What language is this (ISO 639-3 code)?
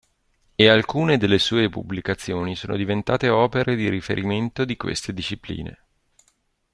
ita